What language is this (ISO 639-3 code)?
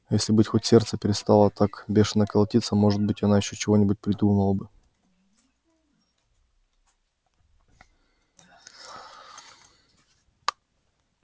rus